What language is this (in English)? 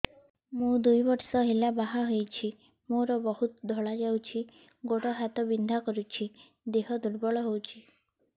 Odia